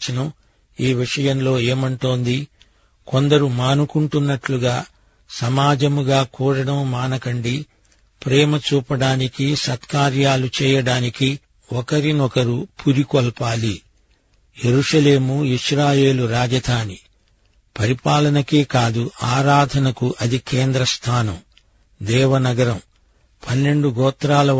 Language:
Telugu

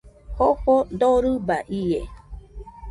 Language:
Nüpode Huitoto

